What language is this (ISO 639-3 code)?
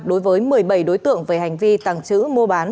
vie